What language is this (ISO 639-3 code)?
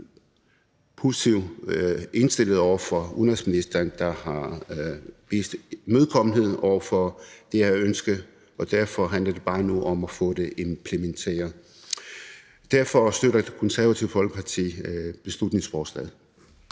dan